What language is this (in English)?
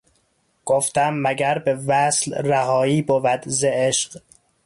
Persian